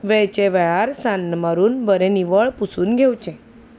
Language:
Konkani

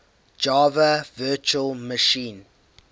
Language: English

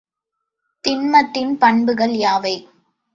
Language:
Tamil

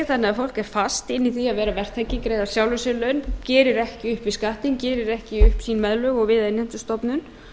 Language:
Icelandic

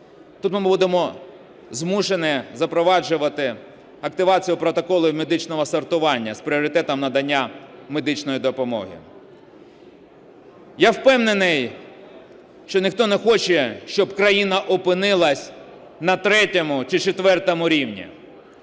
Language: Ukrainian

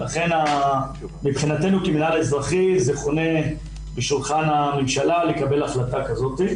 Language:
Hebrew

